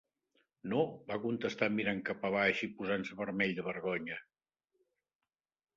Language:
Catalan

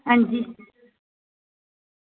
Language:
Dogri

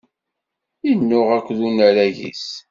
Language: Kabyle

